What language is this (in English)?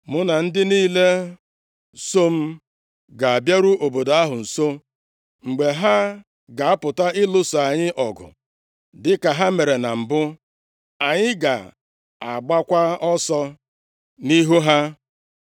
Igbo